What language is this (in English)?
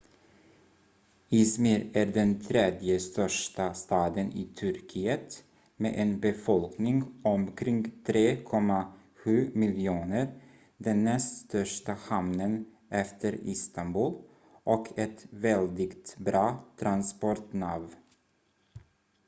Swedish